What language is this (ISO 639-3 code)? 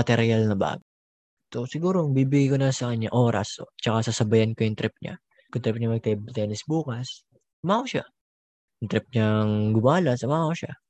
fil